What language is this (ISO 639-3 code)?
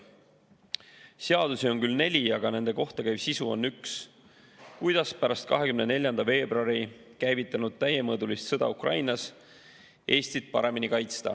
est